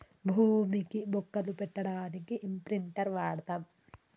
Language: Telugu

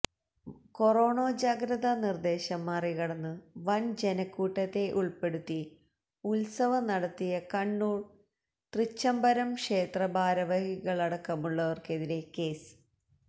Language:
Malayalam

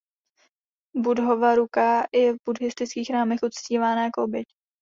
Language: Czech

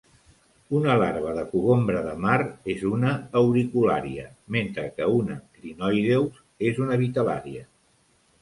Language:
Catalan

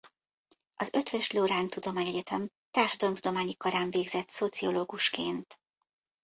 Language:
Hungarian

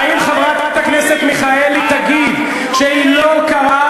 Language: Hebrew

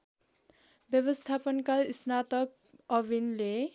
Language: Nepali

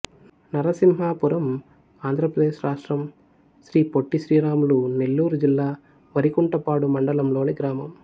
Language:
Telugu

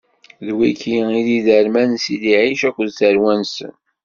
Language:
Kabyle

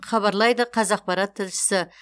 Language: Kazakh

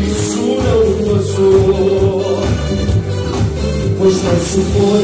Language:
Romanian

